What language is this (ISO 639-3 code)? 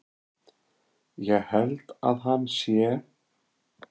isl